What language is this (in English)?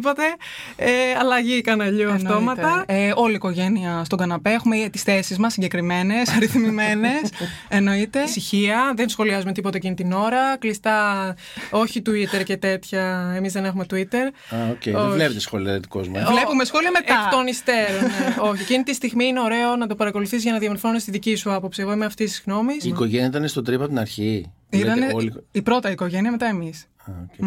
Greek